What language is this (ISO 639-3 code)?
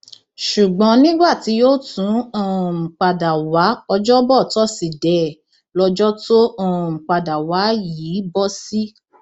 yor